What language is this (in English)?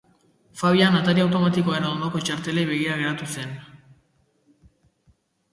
Basque